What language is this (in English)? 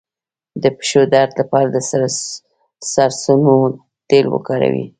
Pashto